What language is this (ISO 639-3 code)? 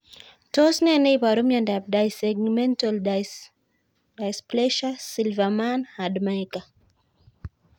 kln